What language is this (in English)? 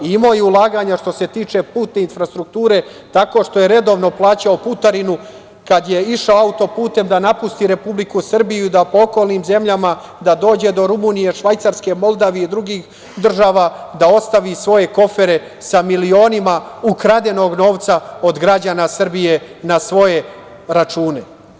Serbian